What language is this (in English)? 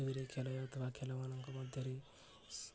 Odia